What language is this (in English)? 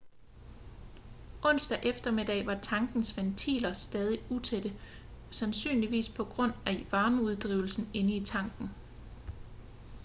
Danish